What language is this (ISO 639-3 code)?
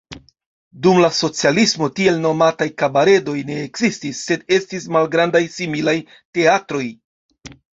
epo